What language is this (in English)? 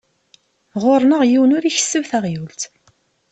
Kabyle